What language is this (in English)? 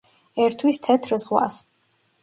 Georgian